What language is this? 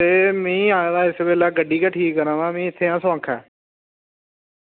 Dogri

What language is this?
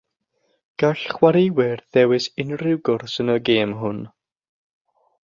Welsh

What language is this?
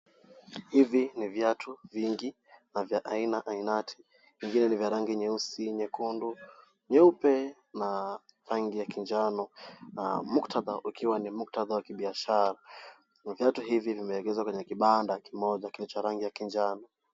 Swahili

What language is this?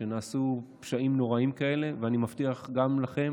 Hebrew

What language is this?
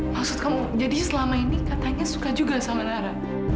Indonesian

